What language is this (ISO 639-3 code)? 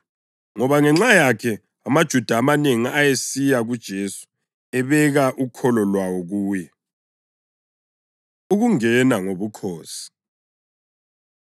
nde